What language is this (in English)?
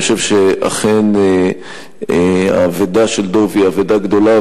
Hebrew